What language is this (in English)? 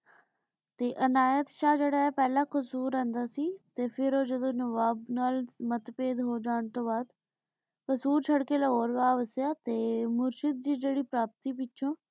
Punjabi